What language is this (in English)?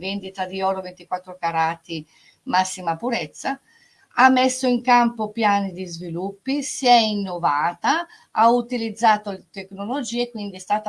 Italian